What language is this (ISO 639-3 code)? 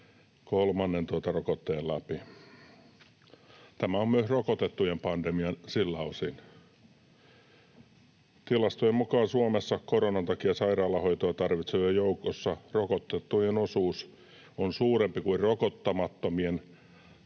fin